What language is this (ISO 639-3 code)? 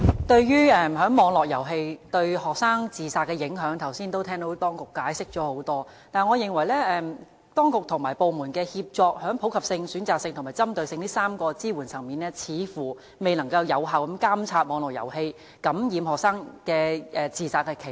yue